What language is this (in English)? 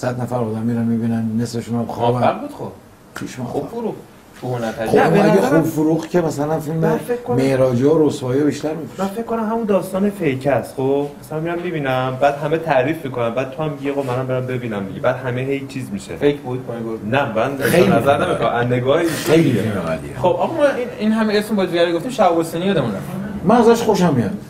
Persian